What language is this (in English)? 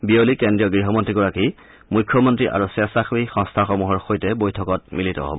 Assamese